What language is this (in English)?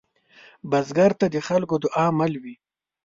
Pashto